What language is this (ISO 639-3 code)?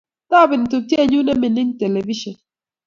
kln